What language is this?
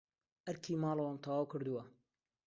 Central Kurdish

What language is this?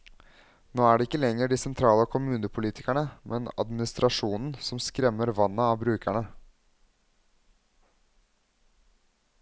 Norwegian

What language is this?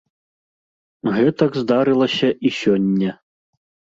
Belarusian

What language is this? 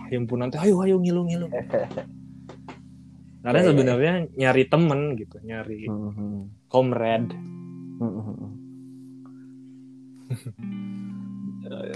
Indonesian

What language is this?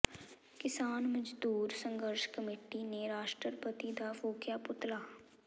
Punjabi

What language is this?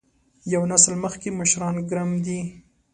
Pashto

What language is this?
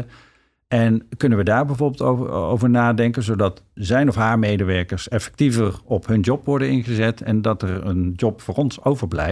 Dutch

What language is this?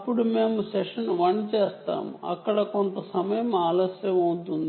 Telugu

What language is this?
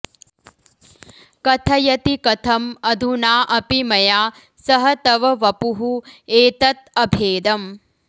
Sanskrit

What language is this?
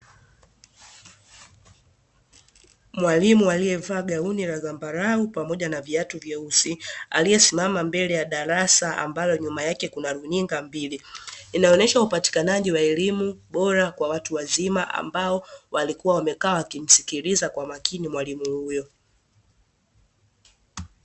Swahili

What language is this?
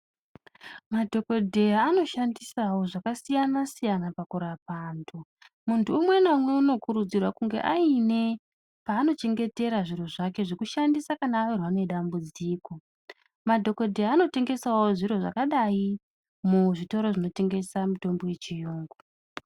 Ndau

